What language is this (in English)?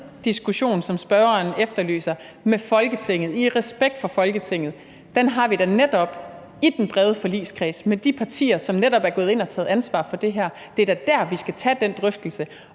Danish